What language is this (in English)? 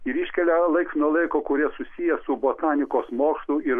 Lithuanian